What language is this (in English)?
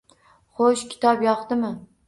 Uzbek